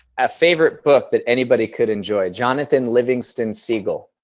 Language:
English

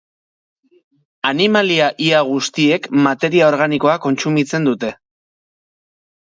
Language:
Basque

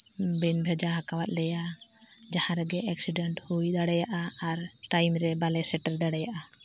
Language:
Santali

